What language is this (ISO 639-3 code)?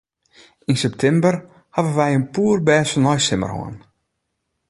fry